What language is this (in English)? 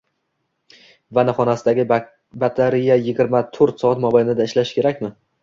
Uzbek